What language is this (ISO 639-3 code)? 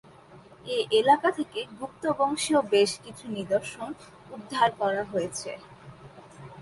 ben